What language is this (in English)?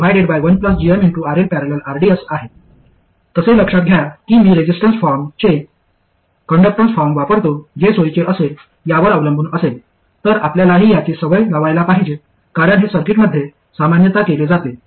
Marathi